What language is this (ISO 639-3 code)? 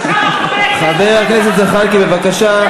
heb